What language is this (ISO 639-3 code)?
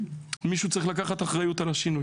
heb